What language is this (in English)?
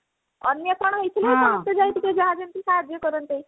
Odia